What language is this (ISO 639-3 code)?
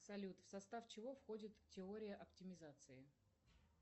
rus